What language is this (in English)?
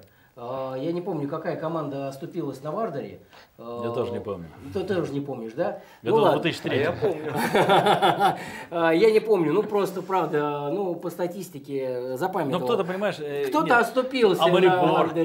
Russian